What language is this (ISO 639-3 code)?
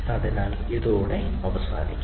mal